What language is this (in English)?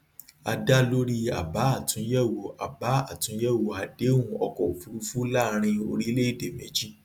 Yoruba